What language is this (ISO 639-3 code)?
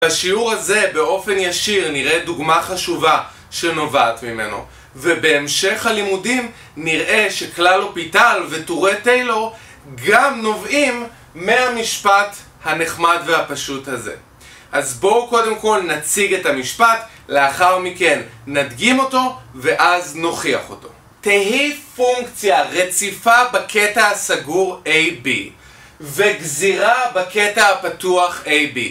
heb